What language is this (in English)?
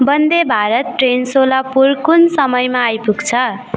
Nepali